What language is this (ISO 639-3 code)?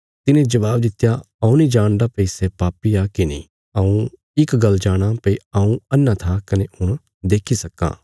kfs